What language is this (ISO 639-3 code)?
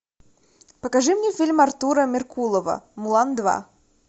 rus